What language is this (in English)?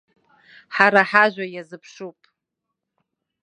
Abkhazian